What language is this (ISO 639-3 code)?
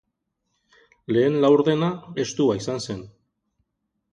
eus